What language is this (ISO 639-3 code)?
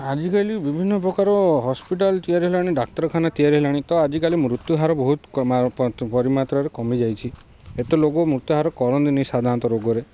ori